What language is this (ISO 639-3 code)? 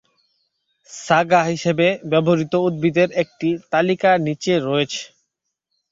ben